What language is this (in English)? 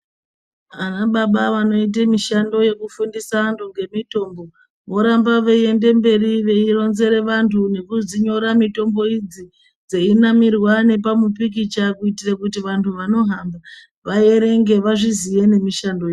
Ndau